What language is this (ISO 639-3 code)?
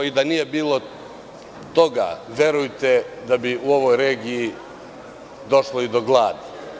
srp